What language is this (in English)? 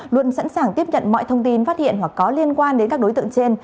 Vietnamese